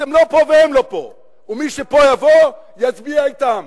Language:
Hebrew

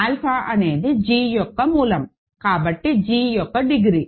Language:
Telugu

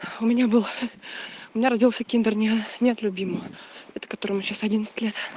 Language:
Russian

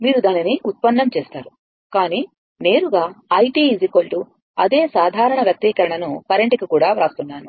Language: Telugu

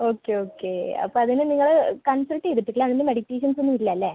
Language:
Malayalam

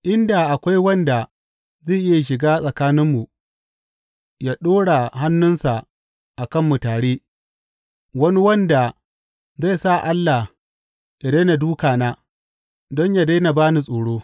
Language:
Hausa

